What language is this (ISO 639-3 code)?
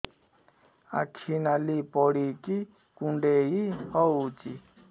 ori